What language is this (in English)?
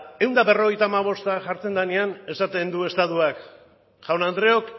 Basque